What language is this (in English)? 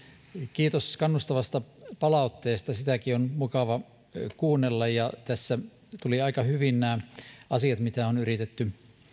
Finnish